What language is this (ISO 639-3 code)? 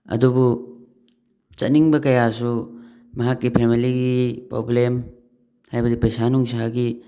mni